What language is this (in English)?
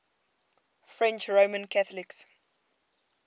English